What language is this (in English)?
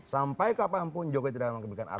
Indonesian